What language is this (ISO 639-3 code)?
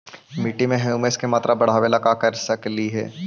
mag